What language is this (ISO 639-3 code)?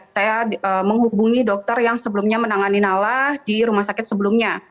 ind